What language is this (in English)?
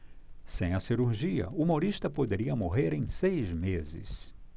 Portuguese